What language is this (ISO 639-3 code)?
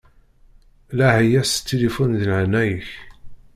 kab